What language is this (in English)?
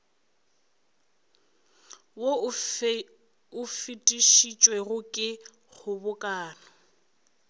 Northern Sotho